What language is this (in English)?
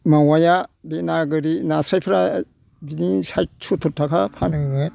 Bodo